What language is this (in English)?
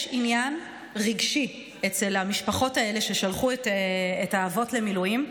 Hebrew